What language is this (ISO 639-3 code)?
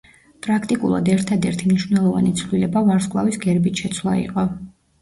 kat